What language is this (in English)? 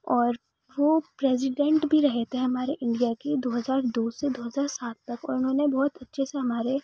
Urdu